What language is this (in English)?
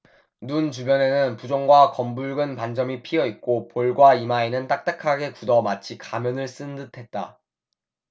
Korean